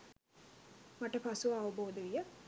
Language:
Sinhala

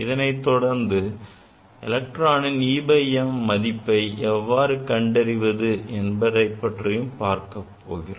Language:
Tamil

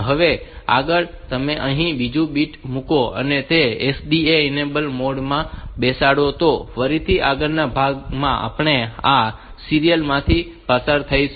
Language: Gujarati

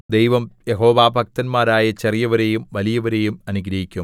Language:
Malayalam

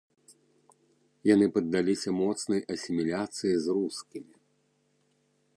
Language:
Belarusian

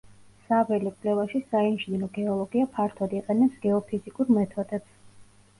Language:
Georgian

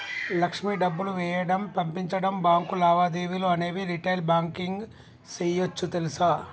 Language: Telugu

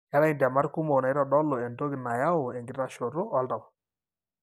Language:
Masai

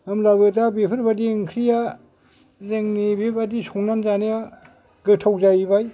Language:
Bodo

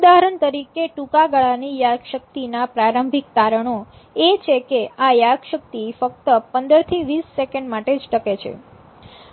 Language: Gujarati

